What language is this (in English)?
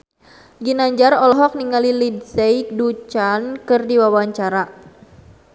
Sundanese